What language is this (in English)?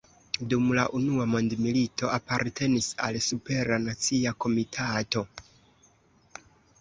Esperanto